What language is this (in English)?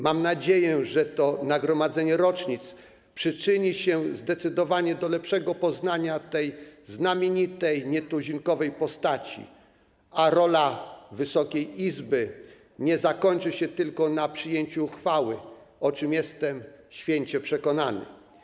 Polish